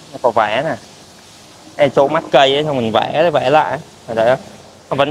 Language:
Vietnamese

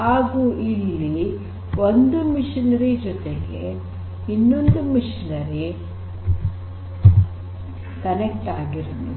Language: Kannada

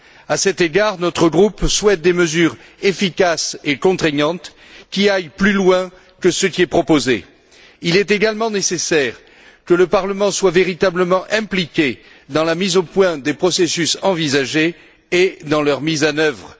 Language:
French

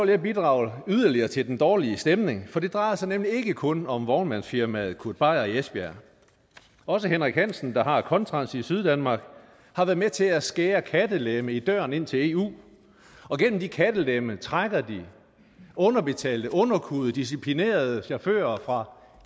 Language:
Danish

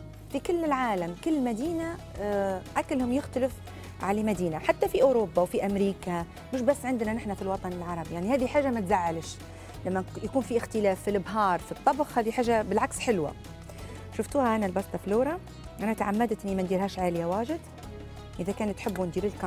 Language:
Arabic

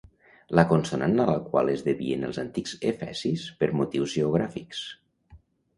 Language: Catalan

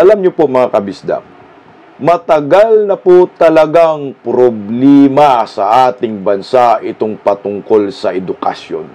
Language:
Filipino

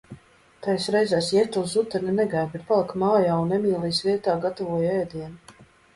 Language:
Latvian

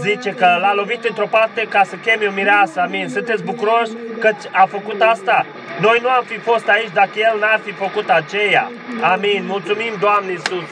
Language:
Romanian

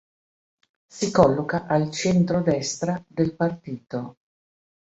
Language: Italian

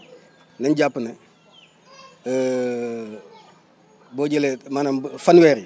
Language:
Wolof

